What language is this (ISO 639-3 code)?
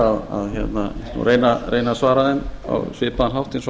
isl